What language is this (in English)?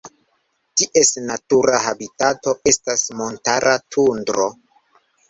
Esperanto